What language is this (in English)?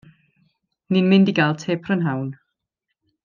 Welsh